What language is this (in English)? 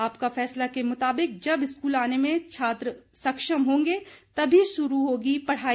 Hindi